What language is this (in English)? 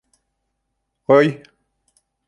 Bashkir